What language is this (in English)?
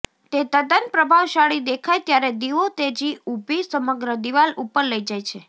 Gujarati